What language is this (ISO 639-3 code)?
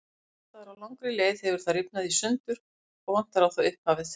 isl